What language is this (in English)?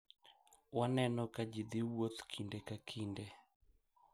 Luo (Kenya and Tanzania)